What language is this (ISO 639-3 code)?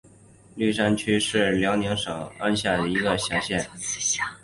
zho